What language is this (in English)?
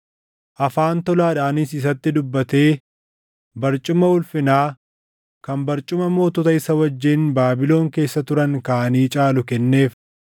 Oromo